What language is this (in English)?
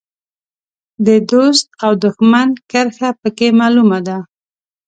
Pashto